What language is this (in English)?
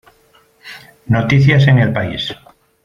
Spanish